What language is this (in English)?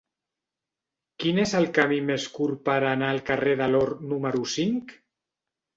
Catalan